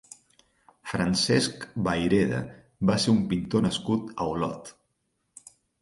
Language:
Catalan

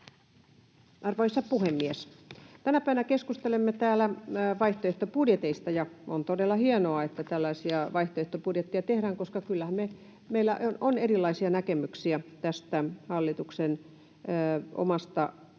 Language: Finnish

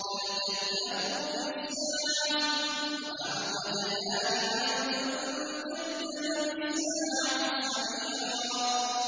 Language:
Arabic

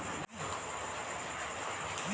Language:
Magahi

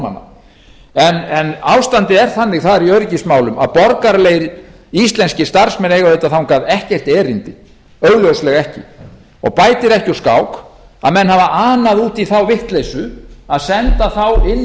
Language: Icelandic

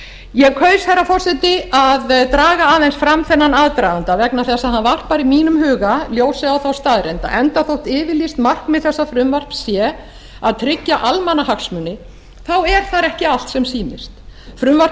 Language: Icelandic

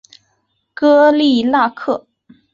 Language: Chinese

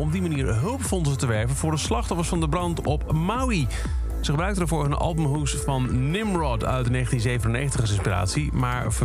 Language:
Dutch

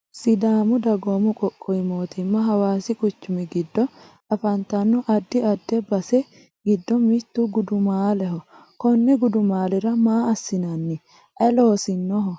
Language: Sidamo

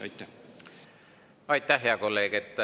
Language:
Estonian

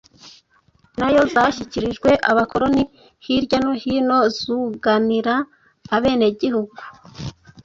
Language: Kinyarwanda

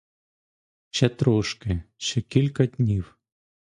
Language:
Ukrainian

